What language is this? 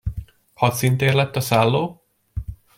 Hungarian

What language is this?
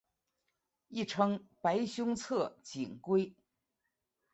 Chinese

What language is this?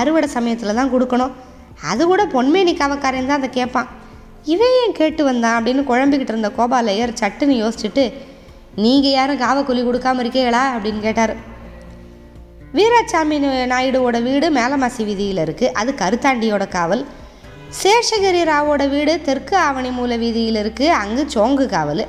Tamil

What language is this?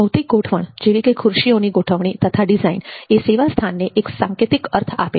Gujarati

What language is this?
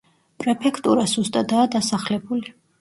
Georgian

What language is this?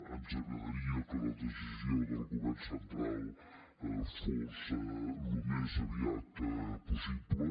Catalan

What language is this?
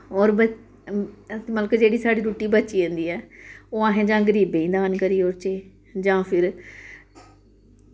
Dogri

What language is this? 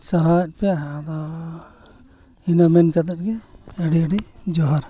Santali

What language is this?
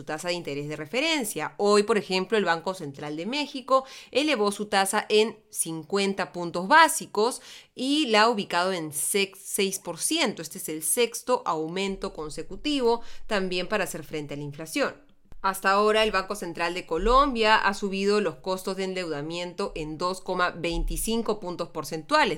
Spanish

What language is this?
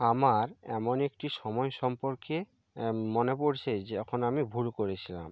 Bangla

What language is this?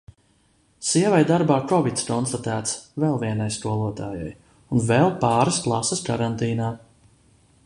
Latvian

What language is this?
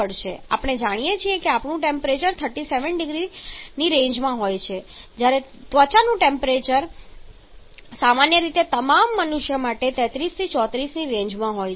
Gujarati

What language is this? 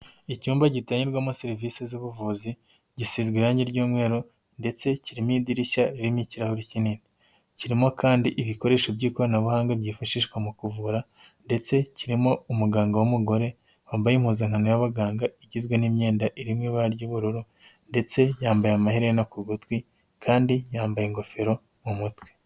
Kinyarwanda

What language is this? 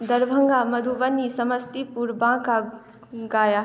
Maithili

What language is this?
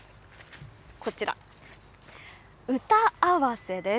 Japanese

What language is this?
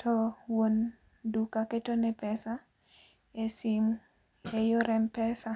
Luo (Kenya and Tanzania)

